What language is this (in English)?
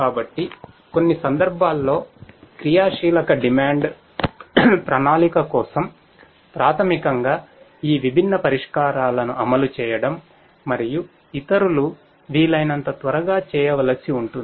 Telugu